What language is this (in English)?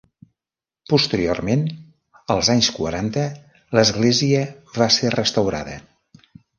Catalan